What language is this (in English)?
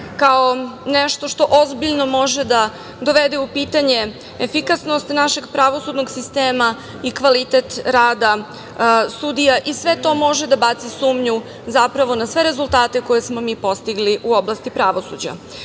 Serbian